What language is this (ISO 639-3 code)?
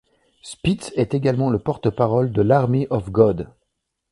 fra